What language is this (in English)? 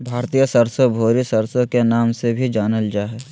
Magahi